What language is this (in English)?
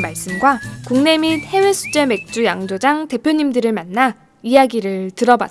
Korean